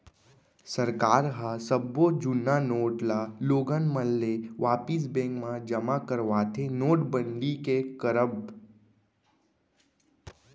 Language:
Chhattisgarhi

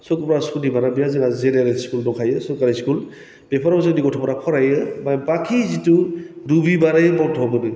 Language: Bodo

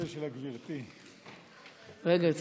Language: Hebrew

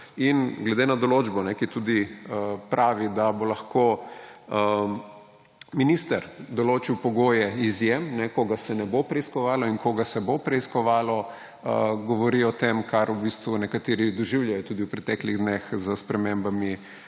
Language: Slovenian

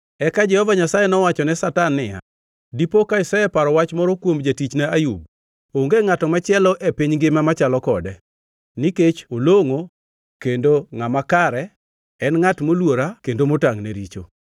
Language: Luo (Kenya and Tanzania)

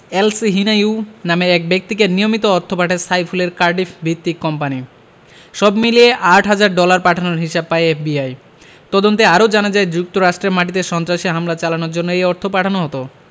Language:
Bangla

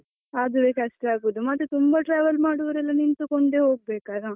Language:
Kannada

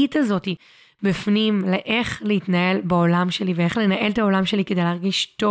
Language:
Hebrew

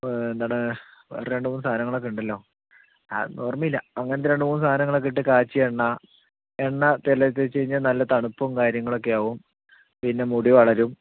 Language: Malayalam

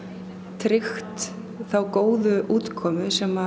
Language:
Icelandic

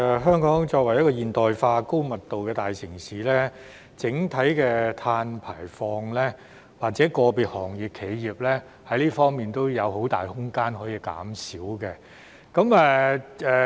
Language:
Cantonese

